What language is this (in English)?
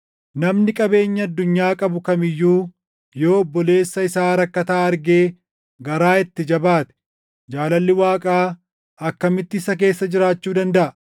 Oromo